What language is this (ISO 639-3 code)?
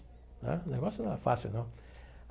por